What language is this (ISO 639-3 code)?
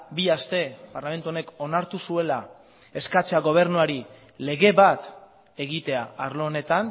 eus